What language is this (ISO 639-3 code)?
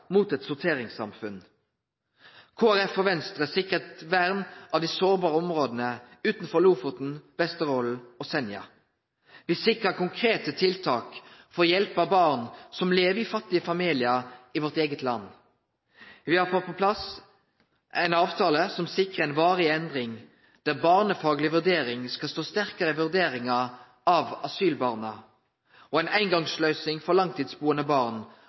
nno